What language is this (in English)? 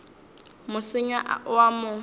Northern Sotho